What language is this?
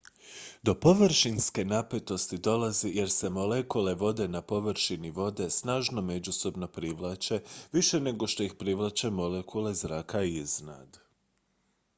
Croatian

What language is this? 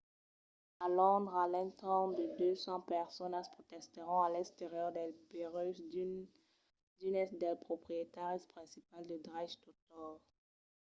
Occitan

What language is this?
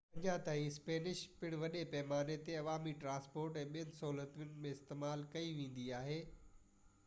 Sindhi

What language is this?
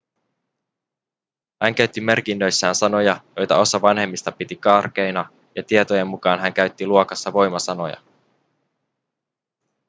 Finnish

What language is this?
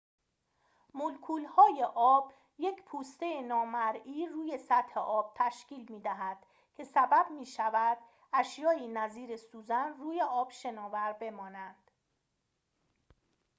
Persian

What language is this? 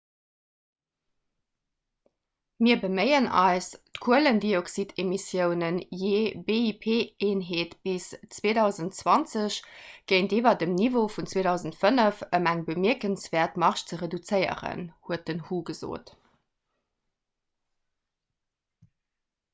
Luxembourgish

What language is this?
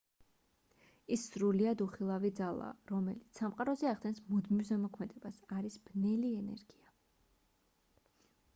Georgian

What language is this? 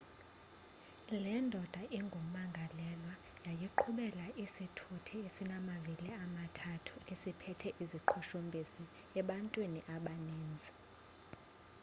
Xhosa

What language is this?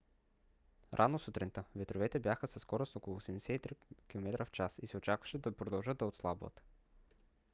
Bulgarian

